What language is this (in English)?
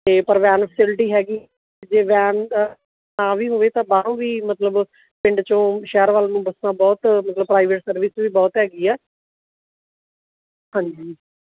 Punjabi